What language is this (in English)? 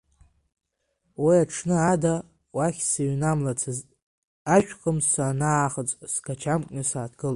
Abkhazian